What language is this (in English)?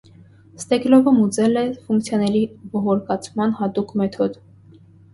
Armenian